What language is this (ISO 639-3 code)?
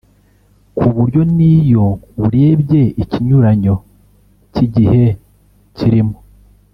kin